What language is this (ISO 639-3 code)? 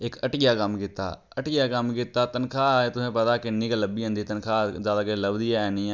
doi